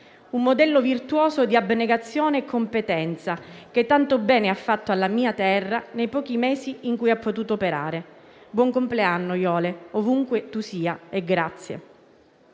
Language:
Italian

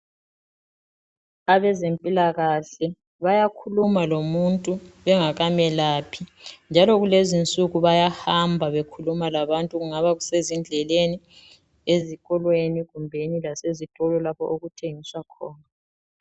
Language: North Ndebele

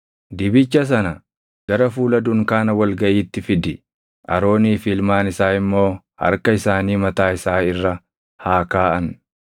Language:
Oromo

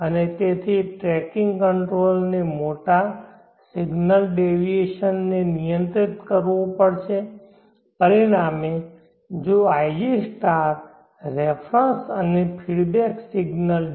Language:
Gujarati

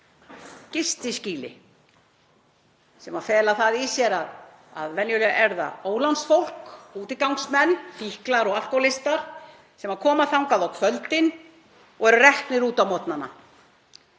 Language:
Icelandic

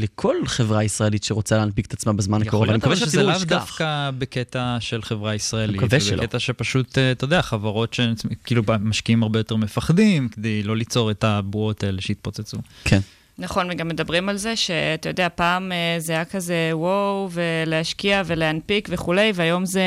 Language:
Hebrew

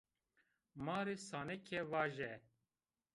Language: Zaza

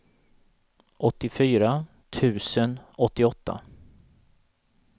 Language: Swedish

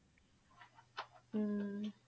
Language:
Punjabi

